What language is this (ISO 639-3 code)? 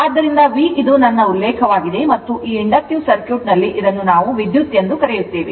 kan